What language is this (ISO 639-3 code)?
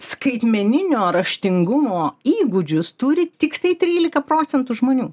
lit